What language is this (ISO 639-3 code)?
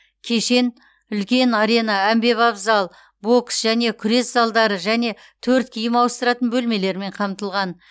kaz